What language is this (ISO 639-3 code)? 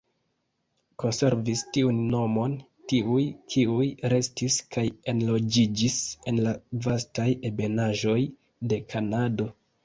epo